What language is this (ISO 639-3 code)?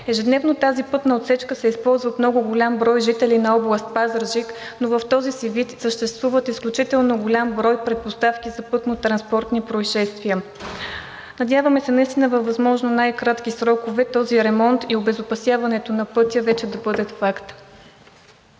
bul